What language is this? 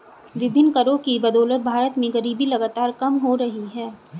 Hindi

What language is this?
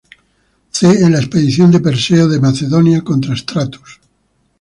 Spanish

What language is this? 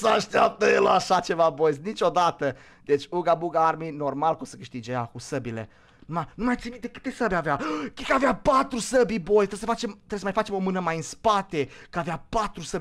Romanian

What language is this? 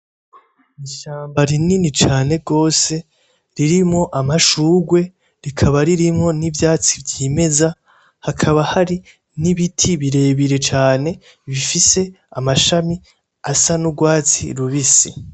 Rundi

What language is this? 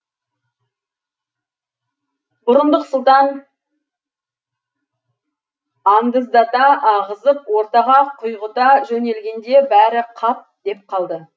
Kazakh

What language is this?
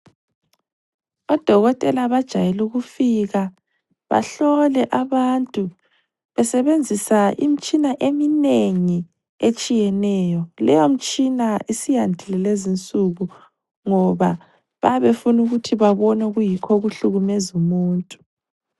North Ndebele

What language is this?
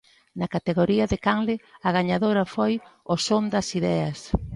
Galician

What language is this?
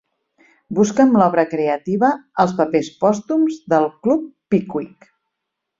Catalan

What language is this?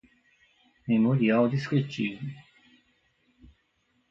Portuguese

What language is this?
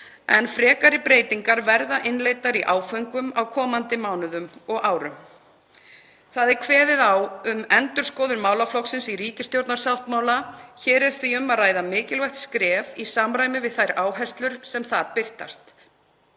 Icelandic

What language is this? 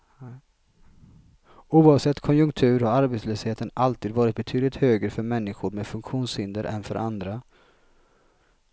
Swedish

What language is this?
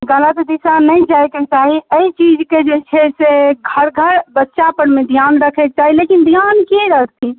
Maithili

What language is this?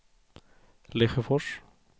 Swedish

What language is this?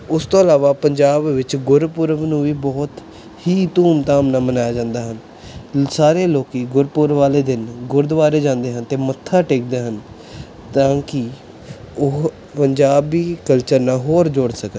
Punjabi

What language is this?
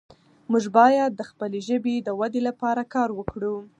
Pashto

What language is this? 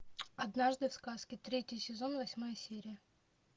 Russian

